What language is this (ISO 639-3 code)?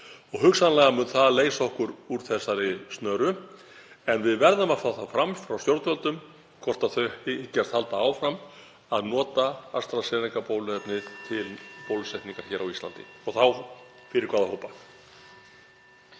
isl